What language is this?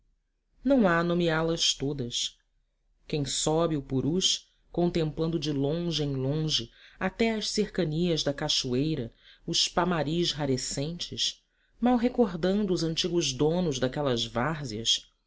Portuguese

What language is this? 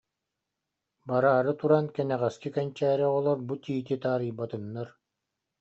Yakut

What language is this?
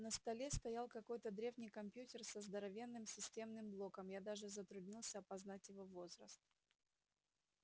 Russian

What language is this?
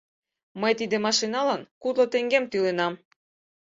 Mari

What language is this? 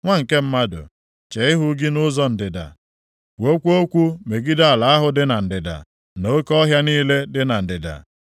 Igbo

